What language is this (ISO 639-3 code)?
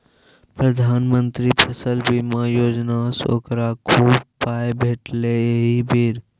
mai